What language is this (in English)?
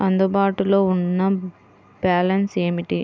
Telugu